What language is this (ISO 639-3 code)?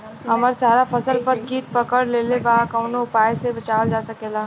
bho